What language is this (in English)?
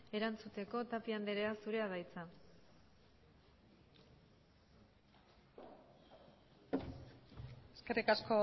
Basque